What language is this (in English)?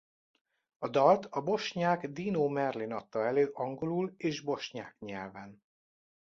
Hungarian